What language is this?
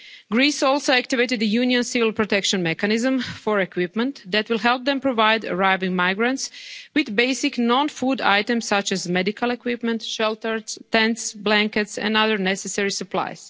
English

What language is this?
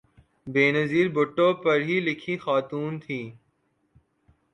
Urdu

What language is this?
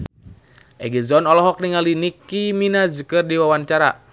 Sundanese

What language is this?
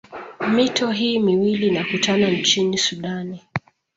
Swahili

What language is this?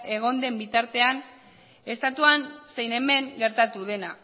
Basque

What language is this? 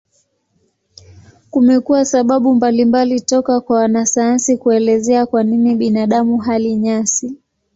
Swahili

